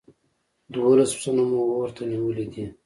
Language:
Pashto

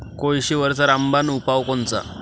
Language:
Marathi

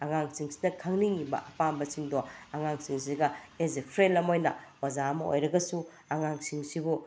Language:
Manipuri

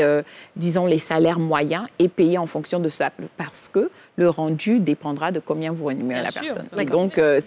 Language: French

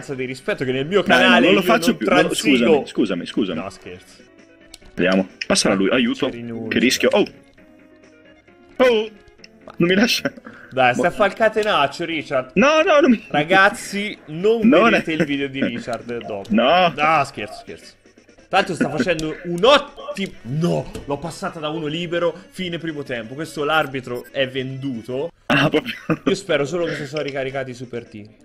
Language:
Italian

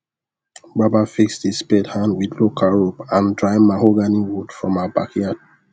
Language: Nigerian Pidgin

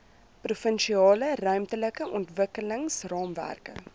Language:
Afrikaans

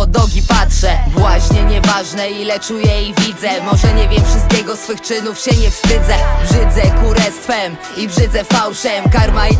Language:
Polish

